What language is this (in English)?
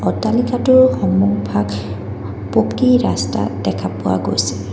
Assamese